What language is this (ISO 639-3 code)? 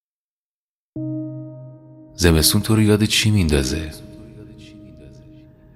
fas